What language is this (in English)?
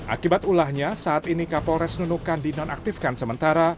Indonesian